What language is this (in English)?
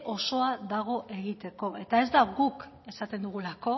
Basque